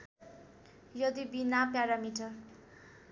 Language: Nepali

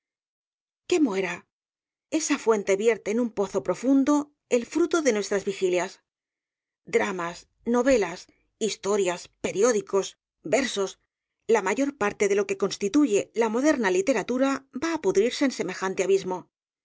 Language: Spanish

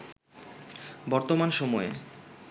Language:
Bangla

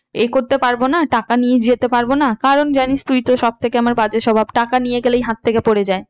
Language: Bangla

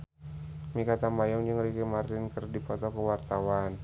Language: Sundanese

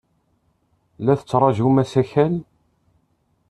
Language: Kabyle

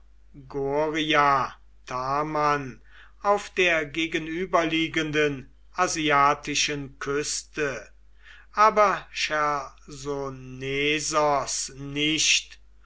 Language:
German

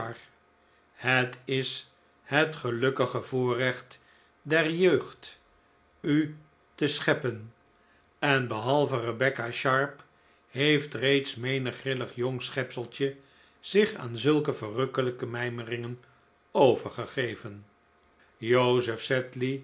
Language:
Dutch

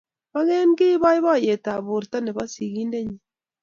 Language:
Kalenjin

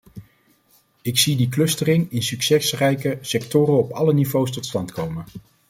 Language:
Dutch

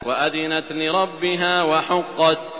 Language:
Arabic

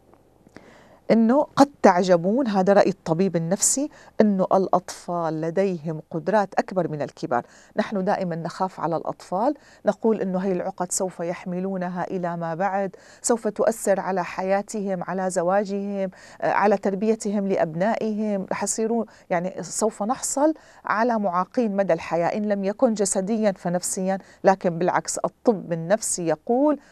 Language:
Arabic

